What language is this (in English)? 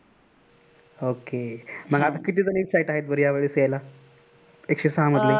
Marathi